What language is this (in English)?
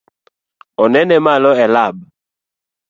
Luo (Kenya and Tanzania)